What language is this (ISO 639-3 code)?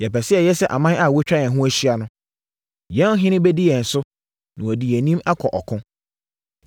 aka